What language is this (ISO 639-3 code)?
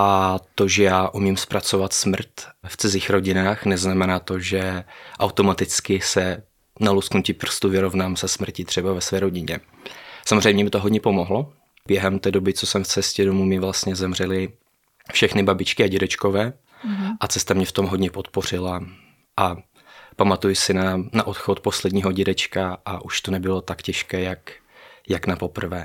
ces